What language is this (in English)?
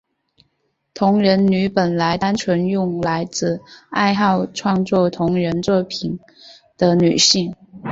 Chinese